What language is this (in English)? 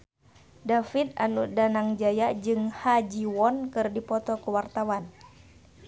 Sundanese